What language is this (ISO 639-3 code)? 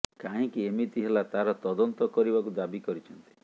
ori